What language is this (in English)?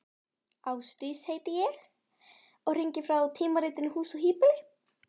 Icelandic